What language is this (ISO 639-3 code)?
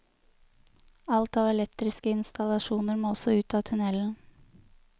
nor